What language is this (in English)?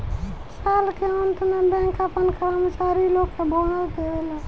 Bhojpuri